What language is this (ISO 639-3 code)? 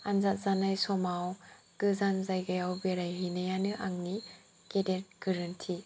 brx